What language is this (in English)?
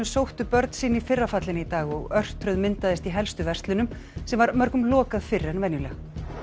Icelandic